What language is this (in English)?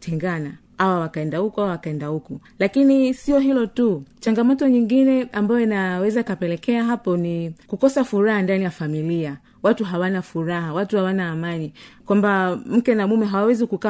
Swahili